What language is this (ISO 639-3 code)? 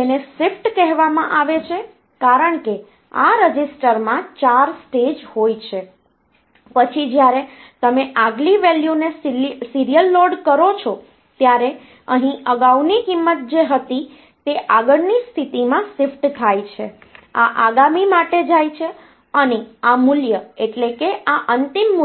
guj